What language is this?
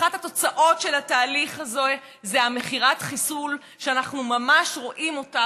Hebrew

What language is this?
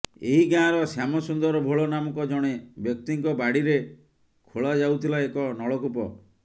Odia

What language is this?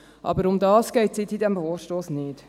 Swiss German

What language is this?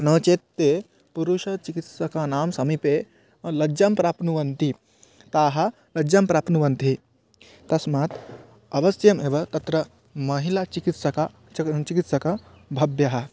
Sanskrit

